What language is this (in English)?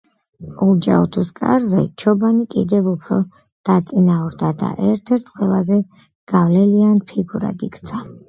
Georgian